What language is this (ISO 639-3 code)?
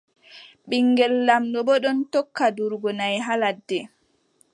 fub